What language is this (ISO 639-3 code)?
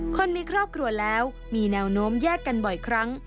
tha